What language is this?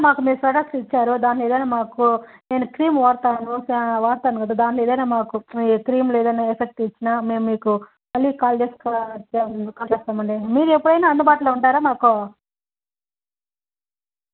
Telugu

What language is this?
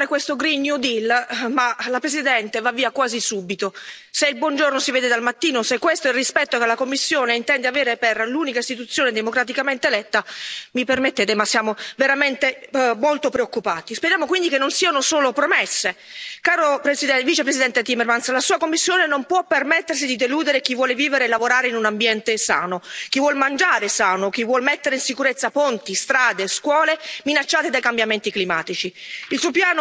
Italian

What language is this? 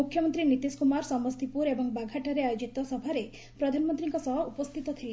Odia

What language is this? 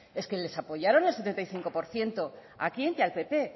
Spanish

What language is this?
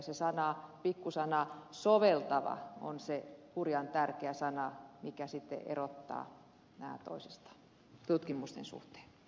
Finnish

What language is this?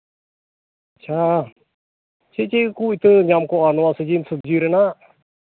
Santali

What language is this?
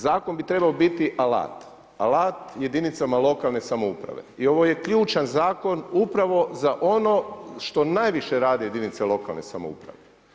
Croatian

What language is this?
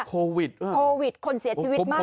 Thai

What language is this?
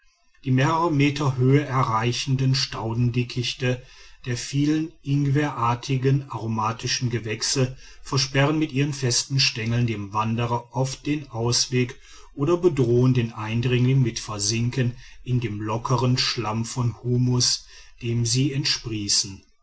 German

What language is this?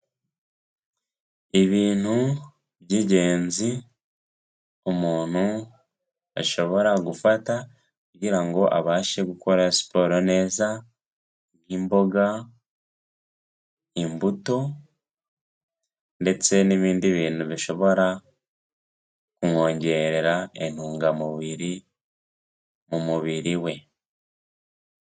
Kinyarwanda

